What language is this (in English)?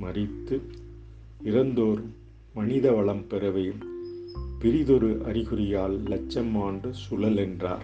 Tamil